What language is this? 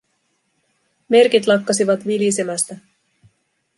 Finnish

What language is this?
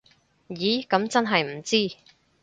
Cantonese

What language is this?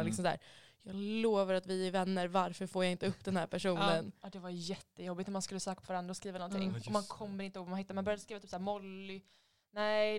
Swedish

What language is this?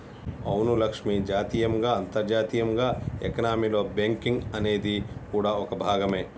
Telugu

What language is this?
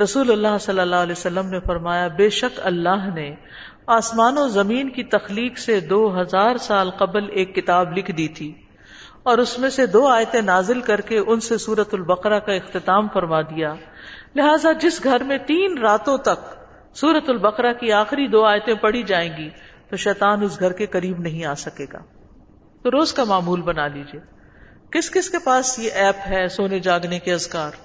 Urdu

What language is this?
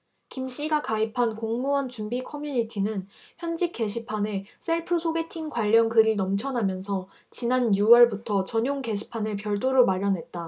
Korean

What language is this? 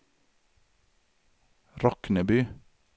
Swedish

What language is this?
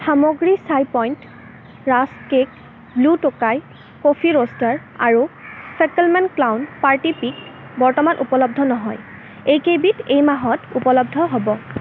Assamese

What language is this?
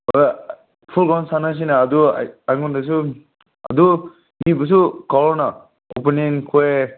Manipuri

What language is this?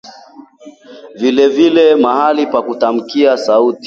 Swahili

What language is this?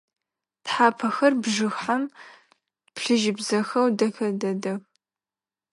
Adyghe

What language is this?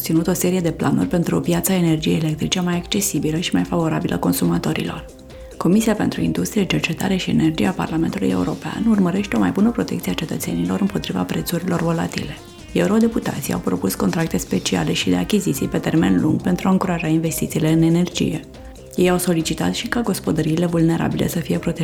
Romanian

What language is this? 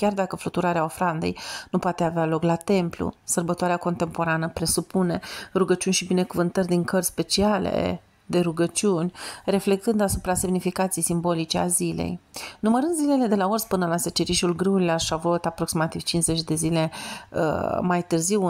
Romanian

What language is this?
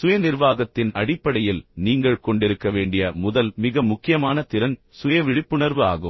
Tamil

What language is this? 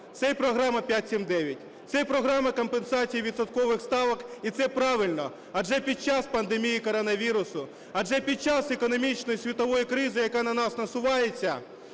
Ukrainian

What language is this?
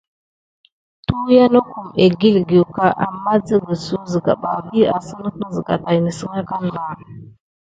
Gidar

